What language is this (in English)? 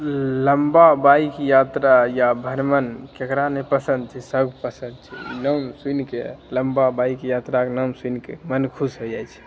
Maithili